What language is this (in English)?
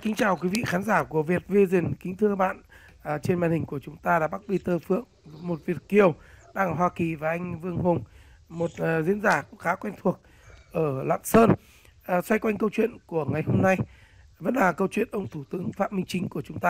Vietnamese